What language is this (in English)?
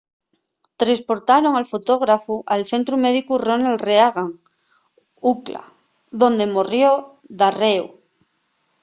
Asturian